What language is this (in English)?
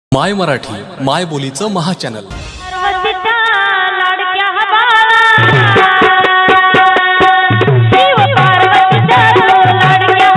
Marathi